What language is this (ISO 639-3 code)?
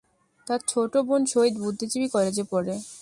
ben